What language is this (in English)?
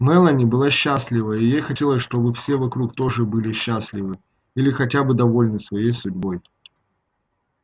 Russian